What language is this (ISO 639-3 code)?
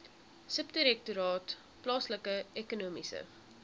afr